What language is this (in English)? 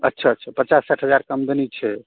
Maithili